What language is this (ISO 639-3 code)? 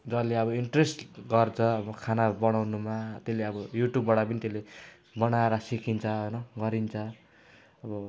nep